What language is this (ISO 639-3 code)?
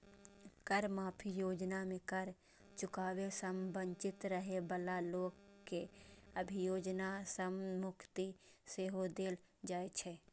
mai